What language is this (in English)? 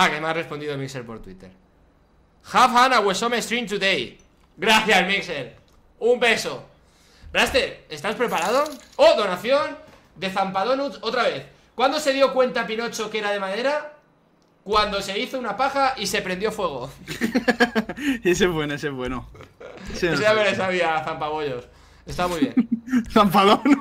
Spanish